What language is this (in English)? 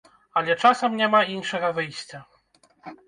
Belarusian